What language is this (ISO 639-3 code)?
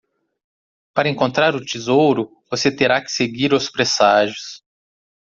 por